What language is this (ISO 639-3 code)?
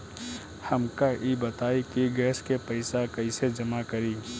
bho